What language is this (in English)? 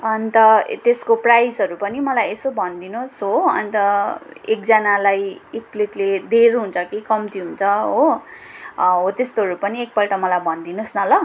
Nepali